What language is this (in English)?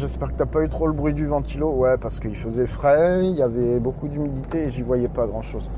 French